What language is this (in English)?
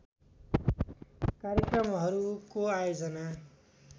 Nepali